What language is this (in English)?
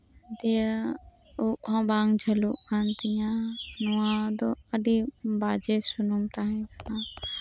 Santali